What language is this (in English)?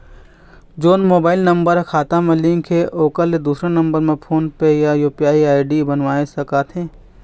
Chhattisgarhi